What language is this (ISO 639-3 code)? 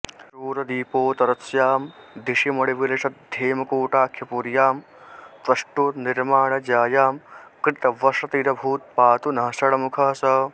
san